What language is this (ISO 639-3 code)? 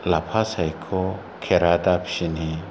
brx